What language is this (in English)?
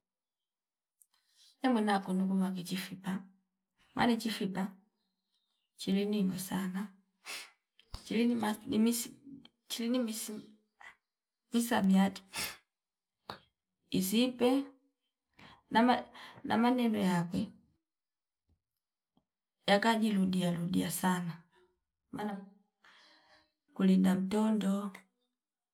Fipa